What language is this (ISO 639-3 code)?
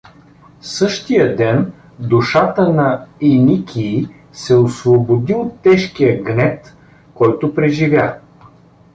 bul